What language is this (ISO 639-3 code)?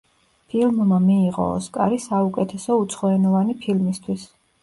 kat